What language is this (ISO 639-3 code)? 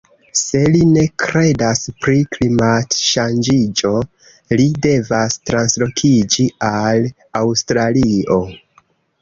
epo